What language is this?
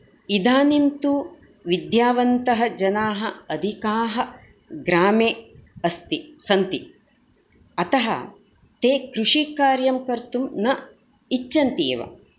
Sanskrit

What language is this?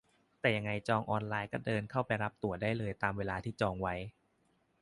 Thai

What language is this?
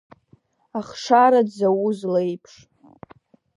Abkhazian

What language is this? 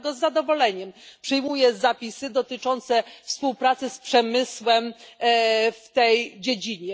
Polish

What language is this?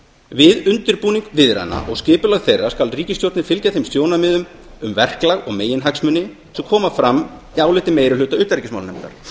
Icelandic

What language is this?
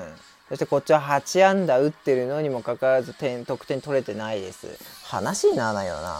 Japanese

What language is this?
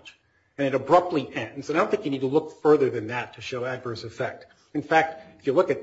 English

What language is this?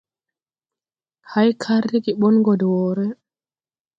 Tupuri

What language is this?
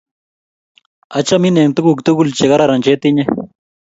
Kalenjin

